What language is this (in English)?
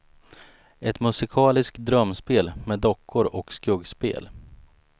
Swedish